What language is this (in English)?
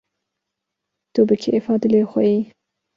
Kurdish